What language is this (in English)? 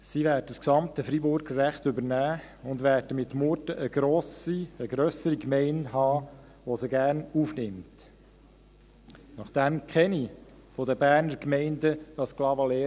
Swiss German